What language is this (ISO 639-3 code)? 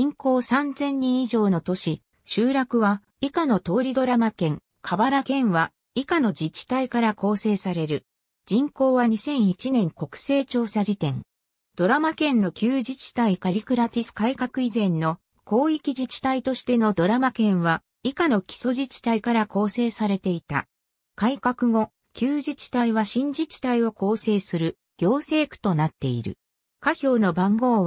jpn